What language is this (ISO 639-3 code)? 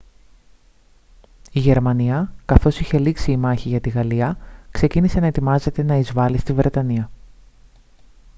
ell